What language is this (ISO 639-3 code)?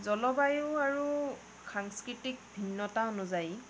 asm